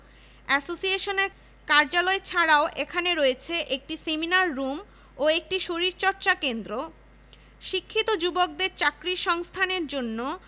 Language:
Bangla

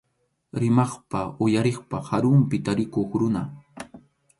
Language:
Arequipa-La Unión Quechua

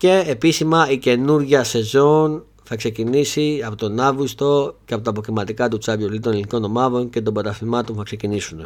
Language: Greek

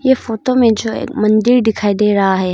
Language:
Hindi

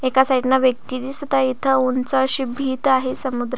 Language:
Marathi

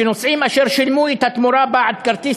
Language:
Hebrew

